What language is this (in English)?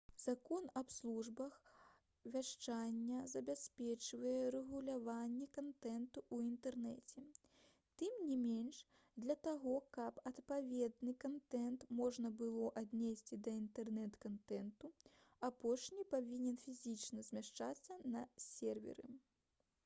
Belarusian